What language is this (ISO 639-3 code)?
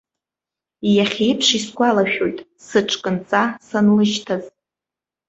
abk